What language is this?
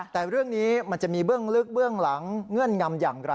Thai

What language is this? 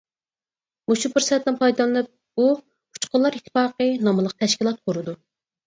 Uyghur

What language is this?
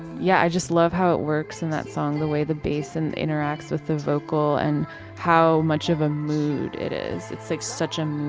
English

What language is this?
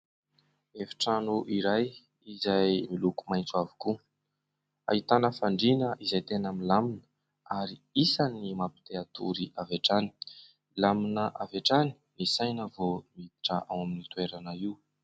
Malagasy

